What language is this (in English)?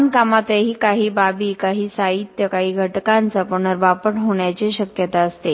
Marathi